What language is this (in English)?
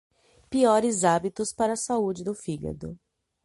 Portuguese